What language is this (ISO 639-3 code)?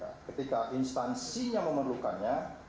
ind